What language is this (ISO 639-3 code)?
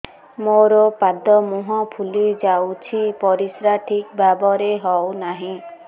ori